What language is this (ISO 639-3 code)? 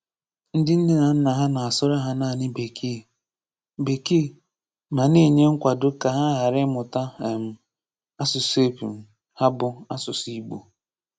ibo